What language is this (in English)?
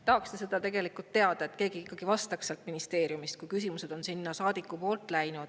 Estonian